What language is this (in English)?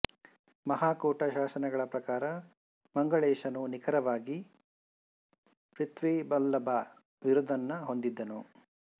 Kannada